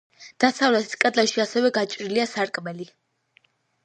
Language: Georgian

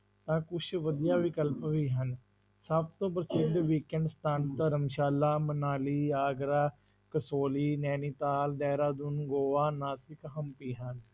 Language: Punjabi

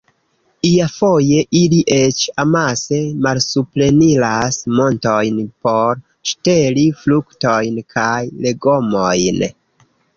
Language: Esperanto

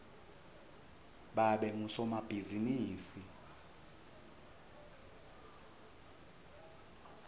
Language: Swati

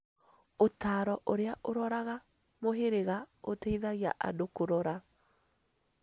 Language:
Kikuyu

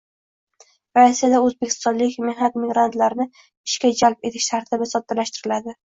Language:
Uzbek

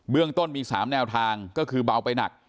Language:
Thai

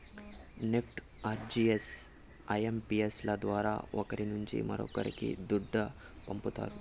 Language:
Telugu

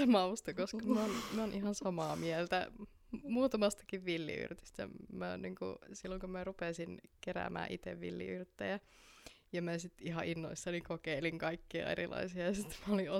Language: Finnish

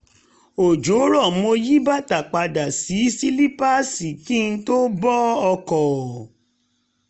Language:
Yoruba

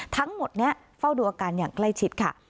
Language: Thai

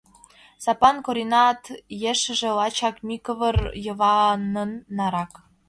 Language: Mari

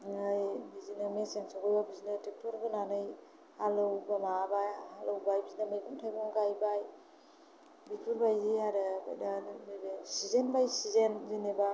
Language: Bodo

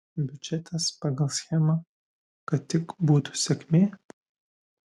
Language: Lithuanian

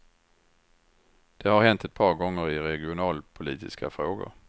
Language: Swedish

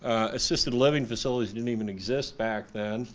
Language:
English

